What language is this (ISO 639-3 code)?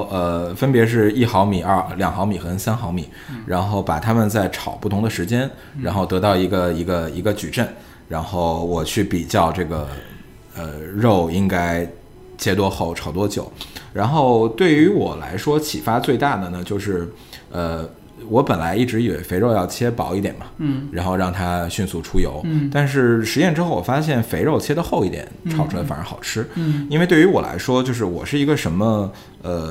zho